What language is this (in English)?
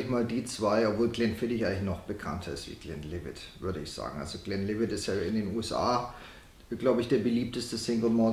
German